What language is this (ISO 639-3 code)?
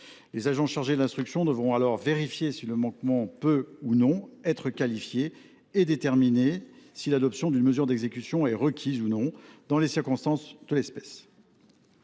fra